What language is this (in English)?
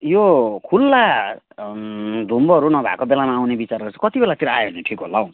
Nepali